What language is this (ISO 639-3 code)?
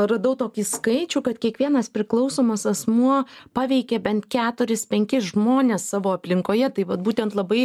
lit